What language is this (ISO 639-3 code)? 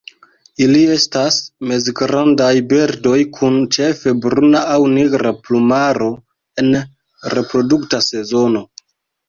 epo